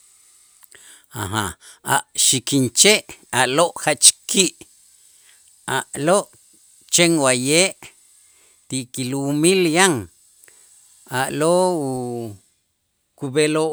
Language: Itzá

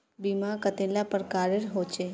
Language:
Magahi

